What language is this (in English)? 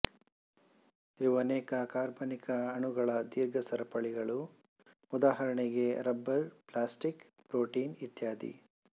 Kannada